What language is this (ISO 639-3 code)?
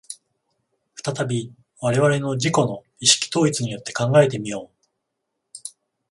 jpn